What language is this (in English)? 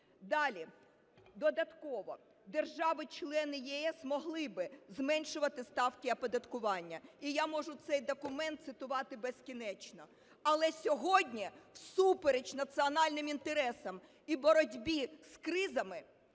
Ukrainian